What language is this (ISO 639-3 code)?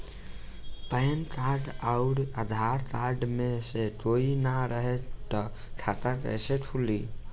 bho